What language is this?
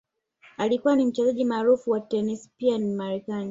Swahili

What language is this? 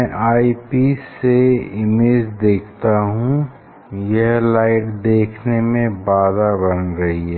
Hindi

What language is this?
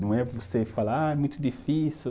Portuguese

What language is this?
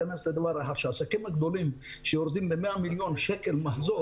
Hebrew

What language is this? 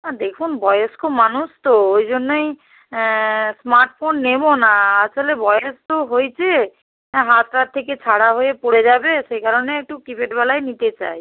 Bangla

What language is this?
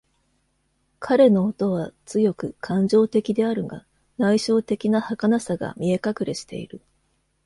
Japanese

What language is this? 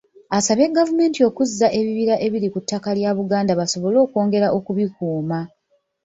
Ganda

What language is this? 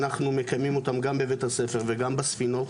Hebrew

